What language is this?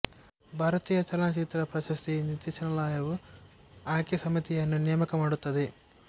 Kannada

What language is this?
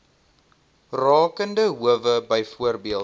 Afrikaans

